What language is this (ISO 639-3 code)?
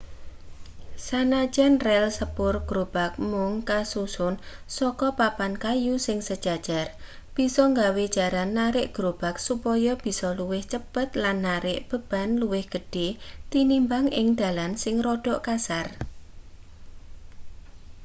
jav